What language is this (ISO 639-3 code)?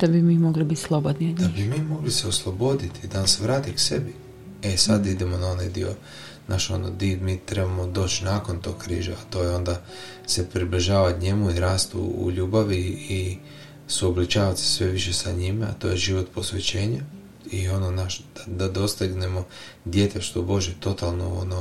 hrv